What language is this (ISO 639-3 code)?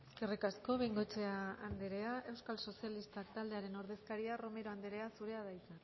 eus